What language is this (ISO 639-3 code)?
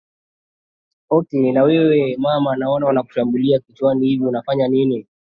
swa